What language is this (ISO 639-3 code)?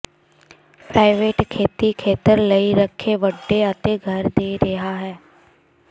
pan